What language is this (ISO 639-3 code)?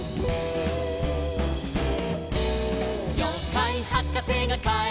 jpn